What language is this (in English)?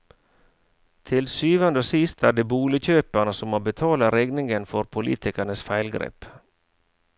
Norwegian